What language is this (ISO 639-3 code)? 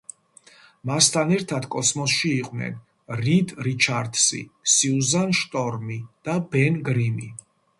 kat